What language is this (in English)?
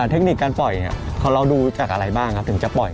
Thai